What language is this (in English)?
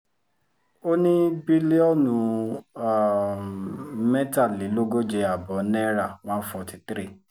Yoruba